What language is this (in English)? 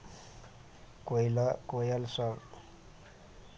Maithili